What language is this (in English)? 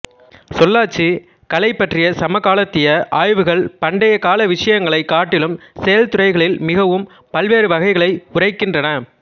Tamil